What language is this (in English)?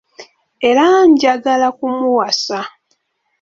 Ganda